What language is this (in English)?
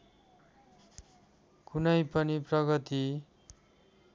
Nepali